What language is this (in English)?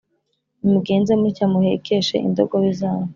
Kinyarwanda